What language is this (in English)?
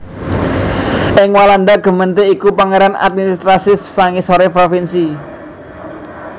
Javanese